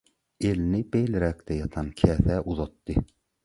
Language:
Turkmen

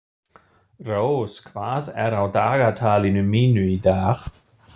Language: Icelandic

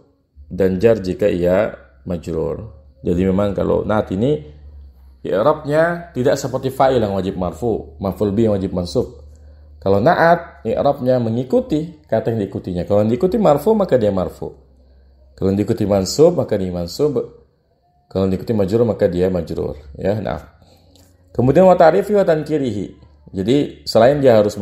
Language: Indonesian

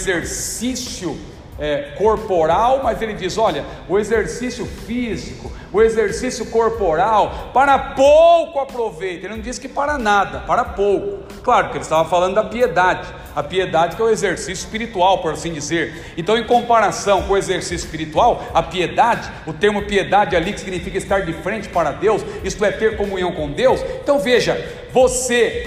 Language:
Portuguese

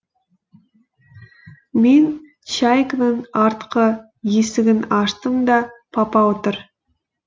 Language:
Kazakh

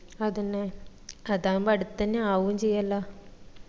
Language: Malayalam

